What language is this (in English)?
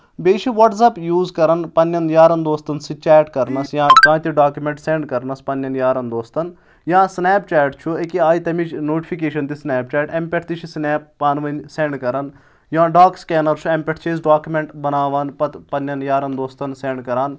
Kashmiri